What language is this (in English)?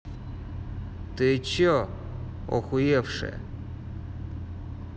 Russian